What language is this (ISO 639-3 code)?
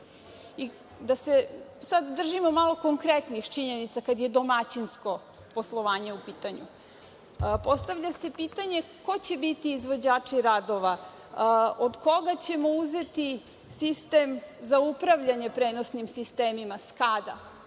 srp